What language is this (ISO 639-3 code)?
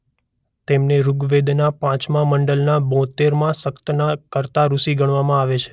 guj